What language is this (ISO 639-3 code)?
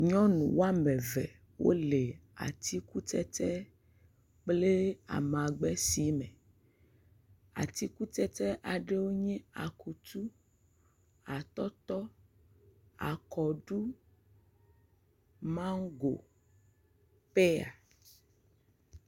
ewe